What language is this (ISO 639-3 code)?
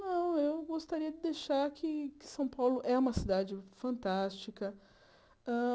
por